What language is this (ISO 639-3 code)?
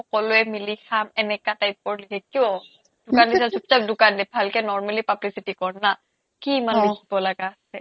asm